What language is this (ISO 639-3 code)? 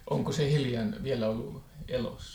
fin